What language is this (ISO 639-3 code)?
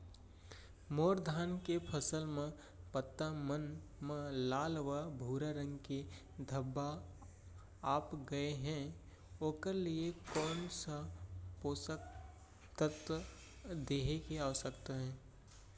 hne